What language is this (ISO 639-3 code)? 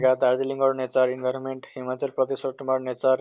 asm